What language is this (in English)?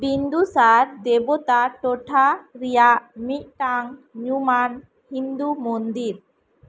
Santali